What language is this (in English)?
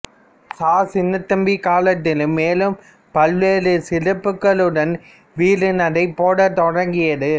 Tamil